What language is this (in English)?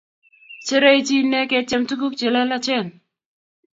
Kalenjin